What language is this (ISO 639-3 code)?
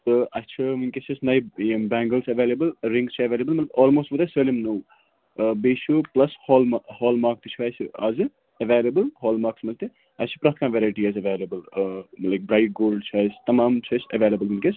kas